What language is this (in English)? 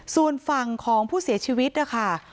Thai